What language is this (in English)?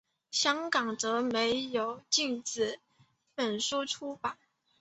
Chinese